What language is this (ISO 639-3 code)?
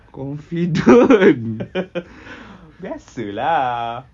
eng